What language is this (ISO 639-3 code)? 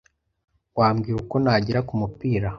kin